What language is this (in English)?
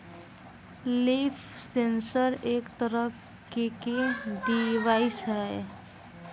Bhojpuri